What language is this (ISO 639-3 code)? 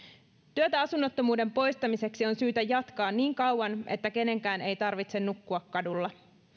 fin